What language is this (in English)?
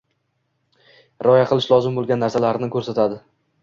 Uzbek